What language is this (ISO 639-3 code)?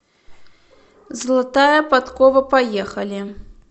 rus